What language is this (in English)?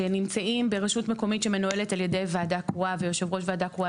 Hebrew